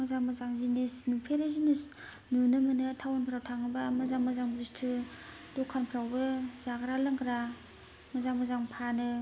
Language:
Bodo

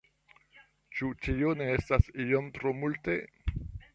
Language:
Esperanto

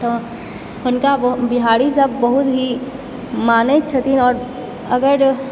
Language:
Maithili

